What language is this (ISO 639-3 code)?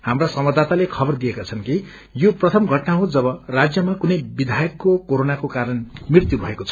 nep